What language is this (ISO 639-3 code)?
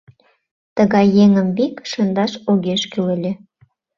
chm